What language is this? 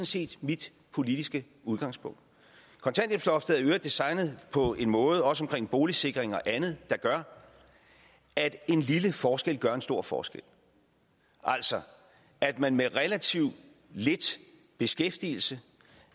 Danish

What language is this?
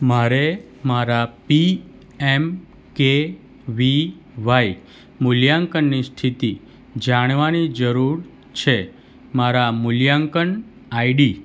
Gujarati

